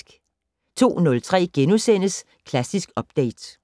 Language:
Danish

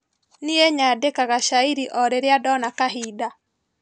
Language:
Kikuyu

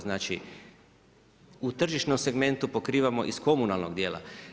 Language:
Croatian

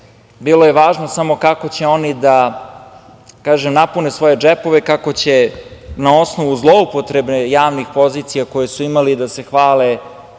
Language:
Serbian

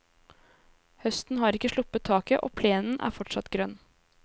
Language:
Norwegian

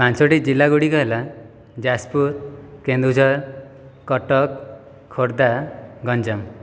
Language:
Odia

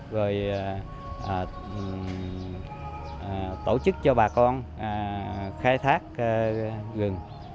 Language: Vietnamese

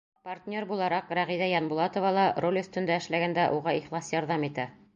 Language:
Bashkir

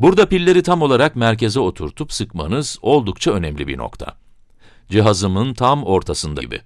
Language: Turkish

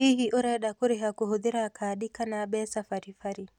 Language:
Kikuyu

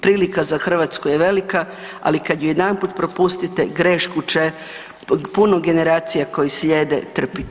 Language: Croatian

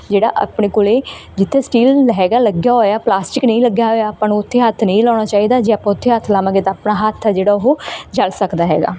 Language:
Punjabi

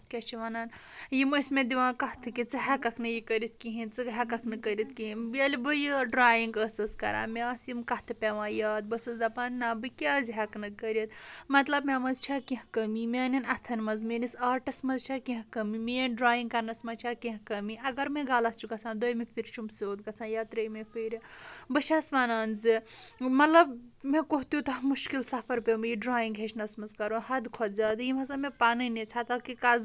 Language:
Kashmiri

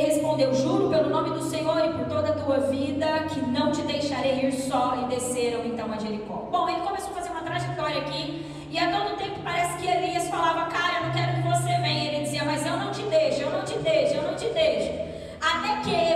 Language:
Portuguese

